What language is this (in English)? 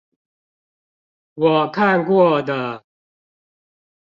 Chinese